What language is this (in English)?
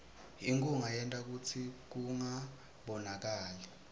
Swati